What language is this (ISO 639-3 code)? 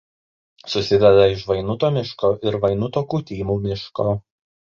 lit